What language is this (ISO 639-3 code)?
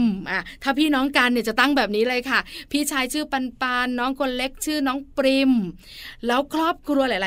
tha